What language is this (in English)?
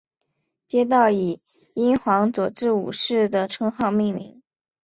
Chinese